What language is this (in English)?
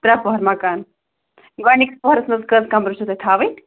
Kashmiri